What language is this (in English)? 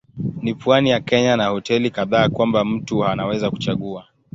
Swahili